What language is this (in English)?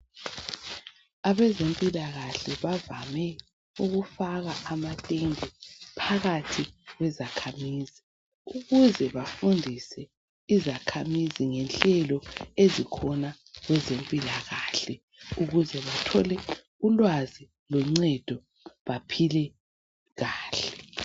North Ndebele